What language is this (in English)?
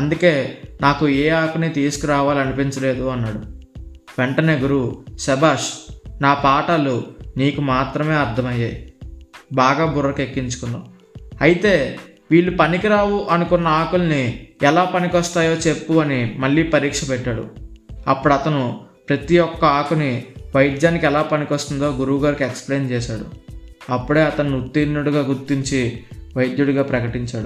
Telugu